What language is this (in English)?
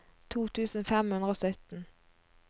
Norwegian